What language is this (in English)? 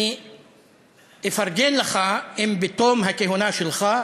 Hebrew